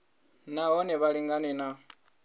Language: Venda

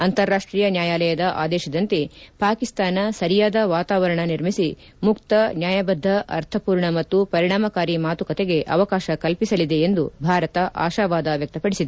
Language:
Kannada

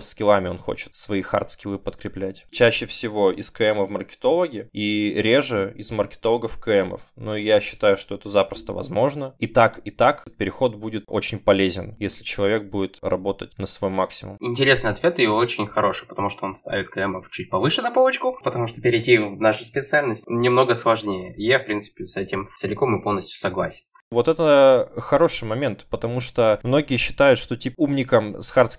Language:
Russian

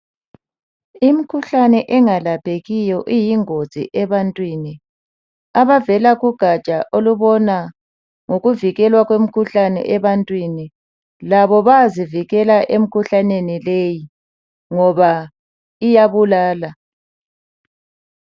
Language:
North Ndebele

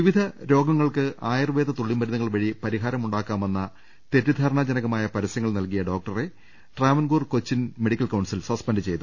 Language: Malayalam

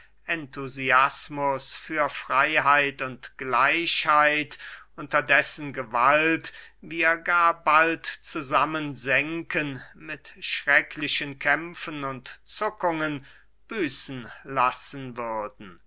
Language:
German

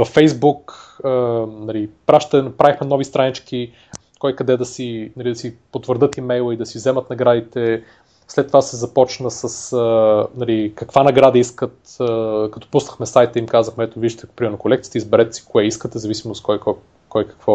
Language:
Bulgarian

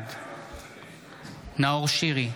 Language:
Hebrew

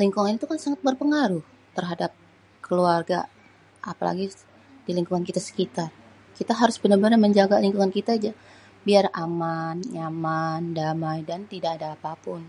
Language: Betawi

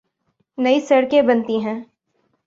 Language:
Urdu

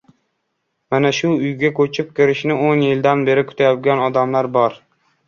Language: Uzbek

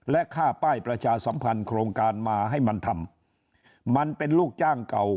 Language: Thai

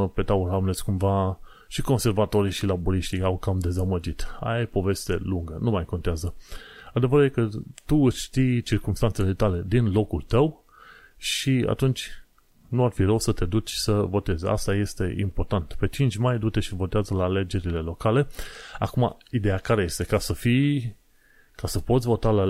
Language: Romanian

